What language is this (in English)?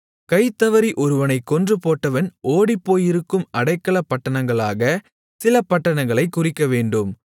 Tamil